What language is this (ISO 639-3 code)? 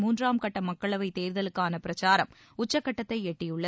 tam